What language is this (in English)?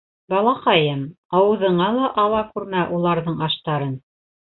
Bashkir